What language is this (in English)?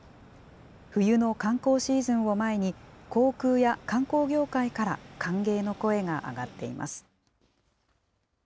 Japanese